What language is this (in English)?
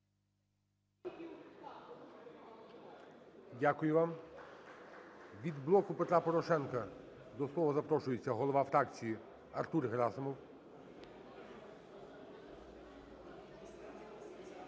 Ukrainian